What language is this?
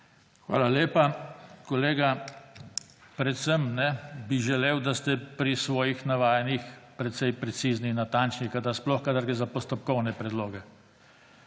Slovenian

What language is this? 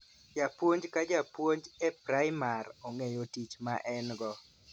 Luo (Kenya and Tanzania)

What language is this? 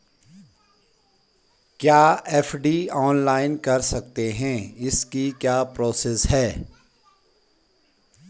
Hindi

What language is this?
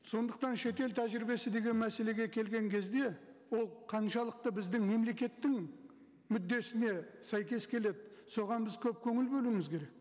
Kazakh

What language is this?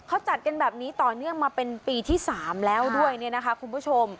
Thai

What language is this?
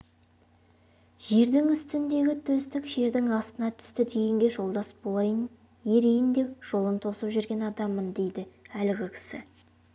Kazakh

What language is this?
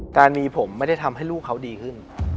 Thai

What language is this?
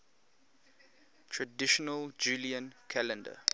English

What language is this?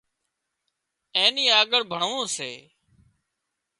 Wadiyara Koli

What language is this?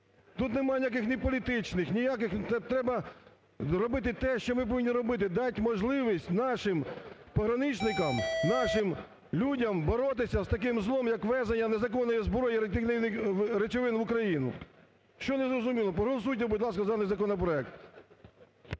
Ukrainian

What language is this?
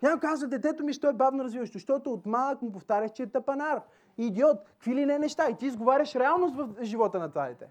Bulgarian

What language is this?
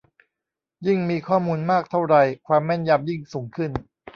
Thai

